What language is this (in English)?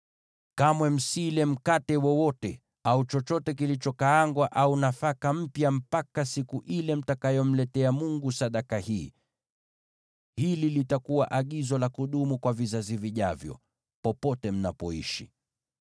Swahili